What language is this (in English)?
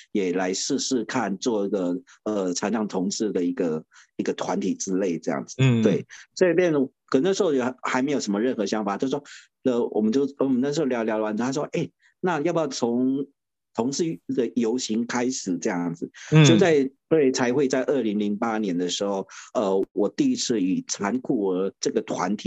Chinese